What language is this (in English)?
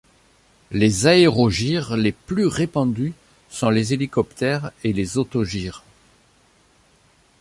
French